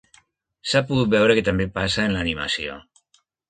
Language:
Catalan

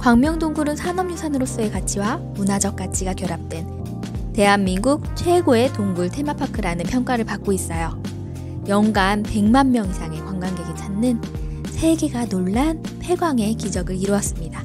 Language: Korean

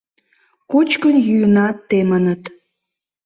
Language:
Mari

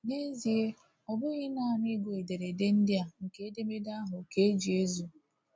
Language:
Igbo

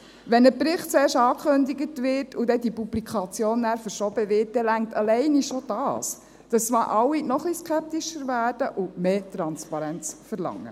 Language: Swiss German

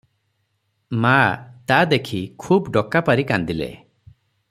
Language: Odia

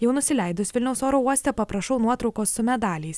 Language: Lithuanian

